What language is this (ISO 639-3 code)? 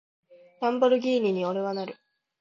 jpn